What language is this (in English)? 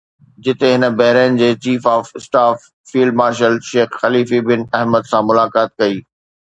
Sindhi